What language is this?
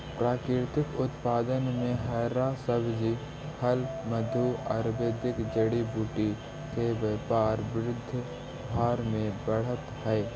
Magahi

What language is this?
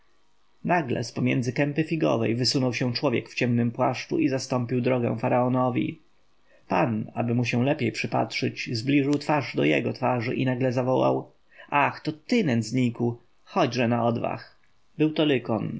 Polish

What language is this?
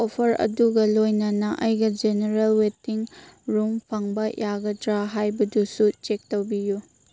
Manipuri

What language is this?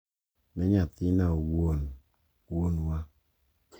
Luo (Kenya and Tanzania)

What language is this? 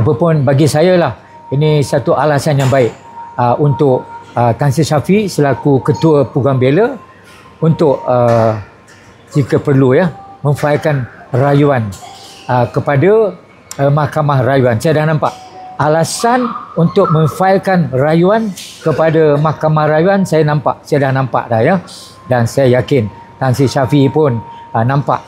Malay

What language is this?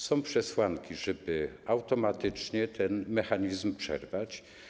Polish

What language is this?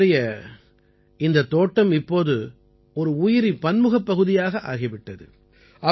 Tamil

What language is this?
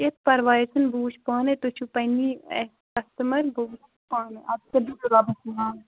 Kashmiri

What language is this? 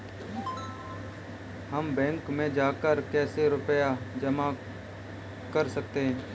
Hindi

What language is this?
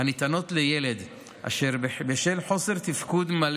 Hebrew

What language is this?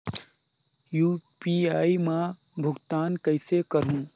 Chhattisgarhi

